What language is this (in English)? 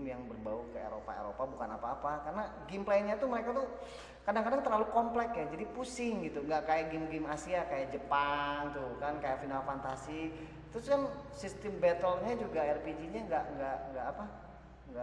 Indonesian